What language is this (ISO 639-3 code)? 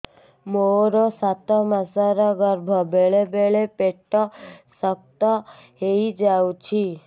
ori